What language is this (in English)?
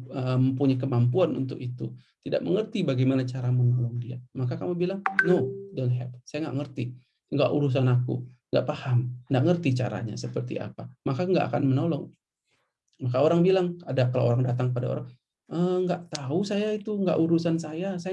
Indonesian